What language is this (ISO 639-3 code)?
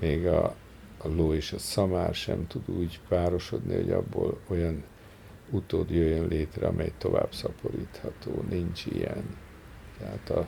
hun